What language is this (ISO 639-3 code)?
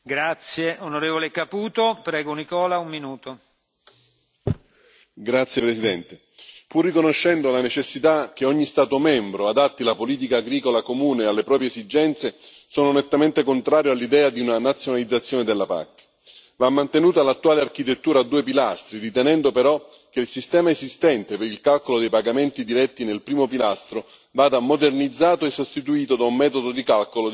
ita